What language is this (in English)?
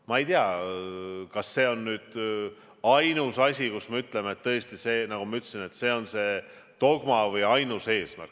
Estonian